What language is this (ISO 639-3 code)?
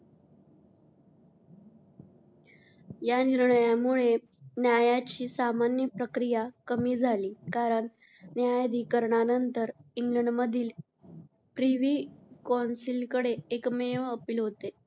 mar